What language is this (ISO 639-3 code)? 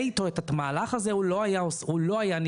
heb